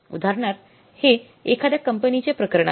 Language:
Marathi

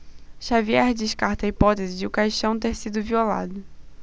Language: Portuguese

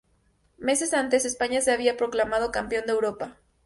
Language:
Spanish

